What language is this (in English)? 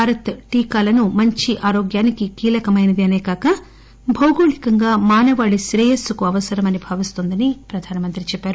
Telugu